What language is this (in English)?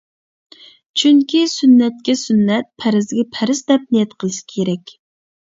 Uyghur